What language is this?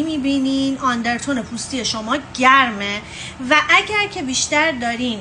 Persian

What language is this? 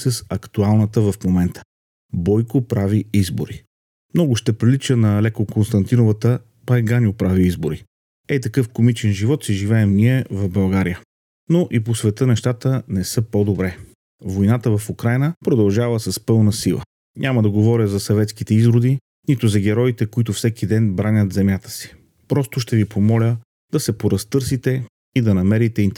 Bulgarian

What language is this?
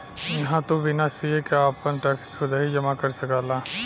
Bhojpuri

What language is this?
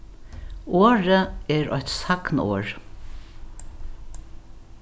Faroese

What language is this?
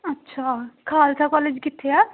Punjabi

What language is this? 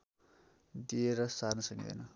Nepali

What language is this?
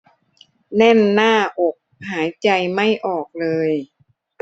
Thai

